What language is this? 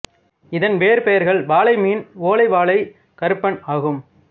Tamil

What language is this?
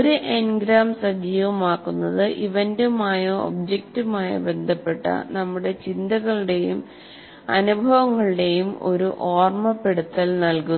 Malayalam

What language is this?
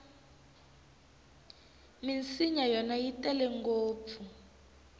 Tsonga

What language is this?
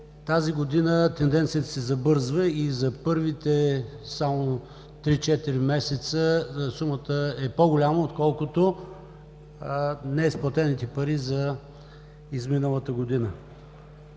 Bulgarian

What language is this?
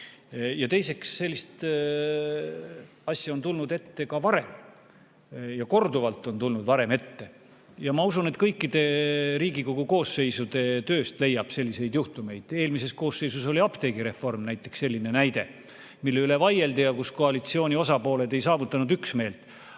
Estonian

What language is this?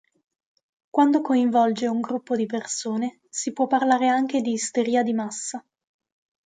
Italian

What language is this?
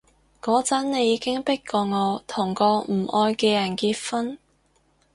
Cantonese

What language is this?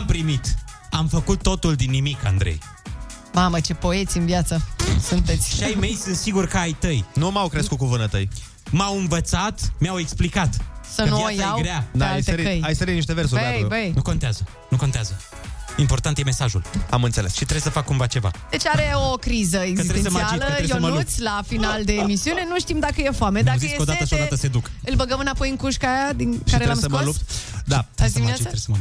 Romanian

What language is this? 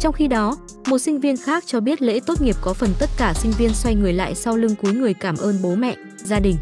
Vietnamese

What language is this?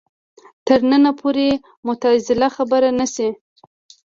Pashto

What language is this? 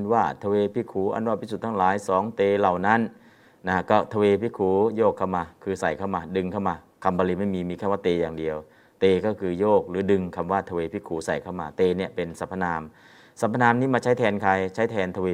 Thai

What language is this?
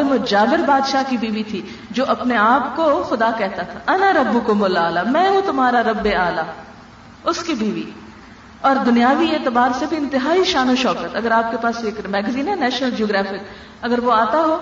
Urdu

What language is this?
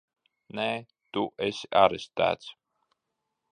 Latvian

